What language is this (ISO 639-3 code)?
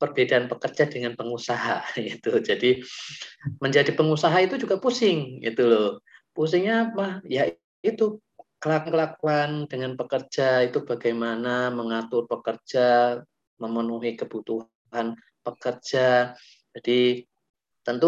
ind